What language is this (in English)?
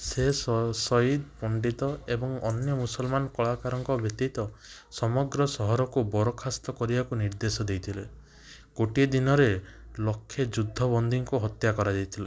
Odia